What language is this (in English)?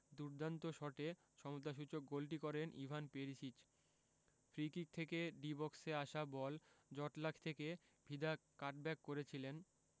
Bangla